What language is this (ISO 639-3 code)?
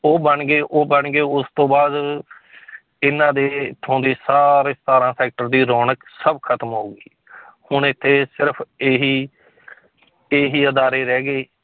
pan